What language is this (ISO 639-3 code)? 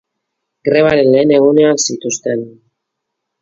eus